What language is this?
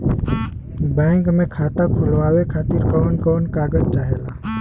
Bhojpuri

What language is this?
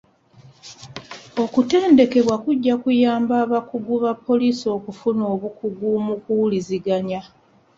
Ganda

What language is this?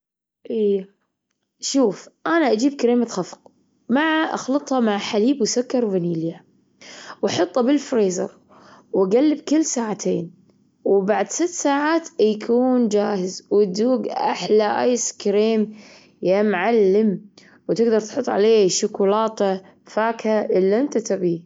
Gulf Arabic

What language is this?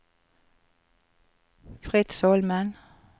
Norwegian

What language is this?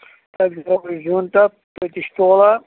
Kashmiri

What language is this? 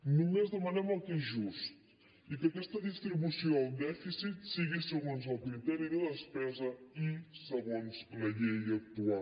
Catalan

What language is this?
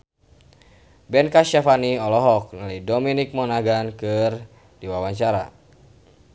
Sundanese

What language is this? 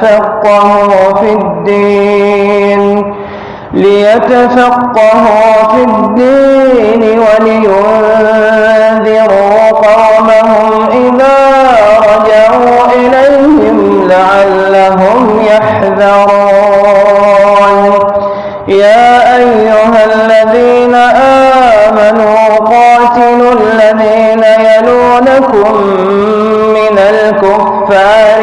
Arabic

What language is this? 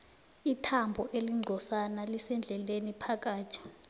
South Ndebele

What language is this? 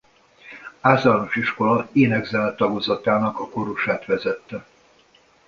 Hungarian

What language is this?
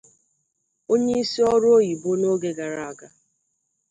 Igbo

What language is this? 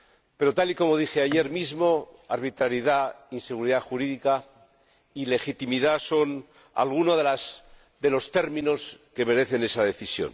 Spanish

